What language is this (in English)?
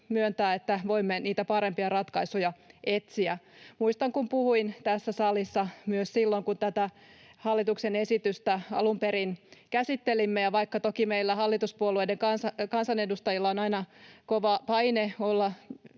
Finnish